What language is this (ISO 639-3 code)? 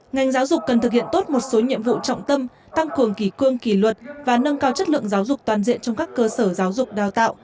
vie